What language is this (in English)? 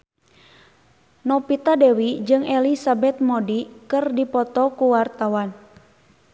Sundanese